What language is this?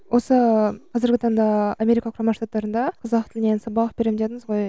Kazakh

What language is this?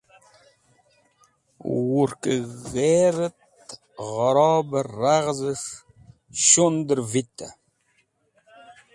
Wakhi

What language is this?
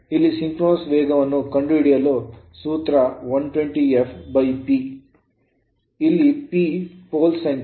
Kannada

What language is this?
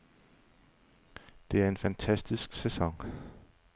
Danish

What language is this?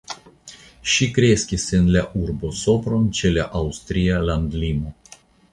Esperanto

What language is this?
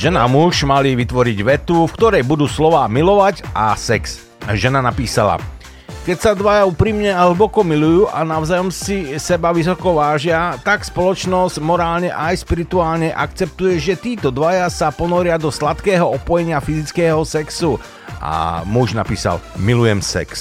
Slovak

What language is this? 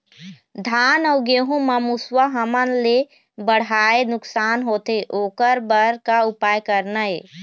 Chhattisgarhi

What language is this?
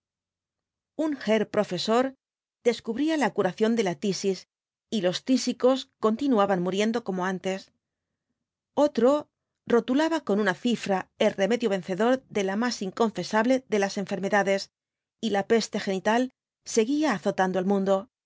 Spanish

